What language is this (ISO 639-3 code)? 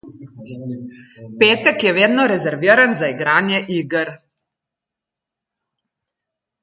slv